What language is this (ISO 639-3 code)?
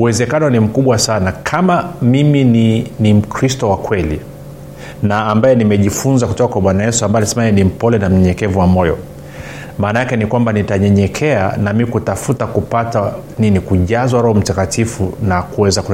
swa